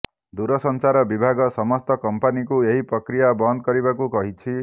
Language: Odia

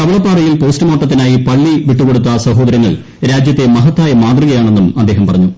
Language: Malayalam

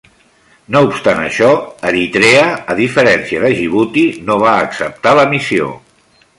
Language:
Catalan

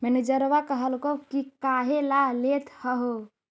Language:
Magahi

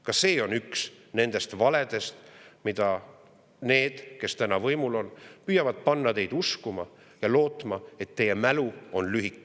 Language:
Estonian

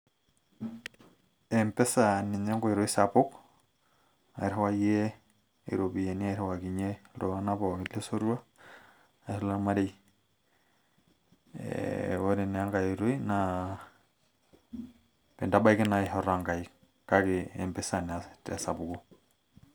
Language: Masai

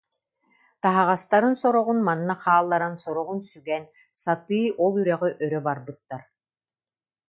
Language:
Yakut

